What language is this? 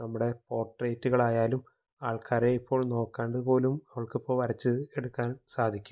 Malayalam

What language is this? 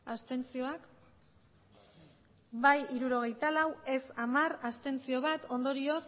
Basque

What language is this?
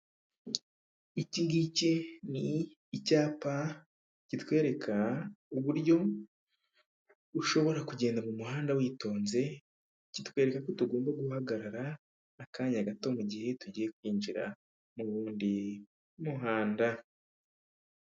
Kinyarwanda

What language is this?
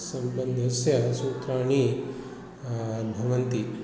Sanskrit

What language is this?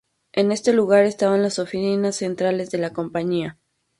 Spanish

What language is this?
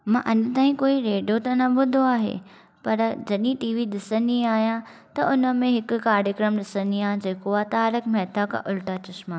Sindhi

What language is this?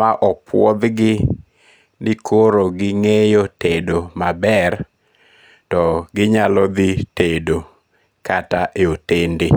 Luo (Kenya and Tanzania)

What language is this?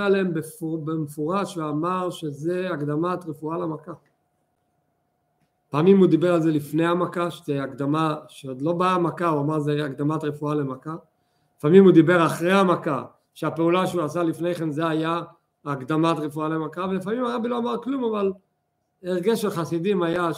Hebrew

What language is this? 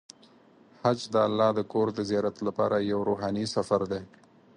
Pashto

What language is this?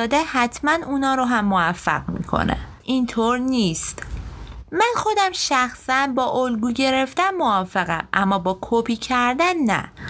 Persian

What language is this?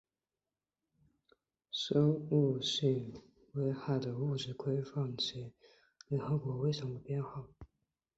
Chinese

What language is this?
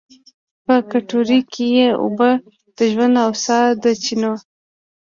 Pashto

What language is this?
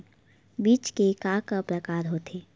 Chhattisgarhi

